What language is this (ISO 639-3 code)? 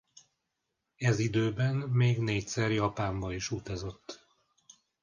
hun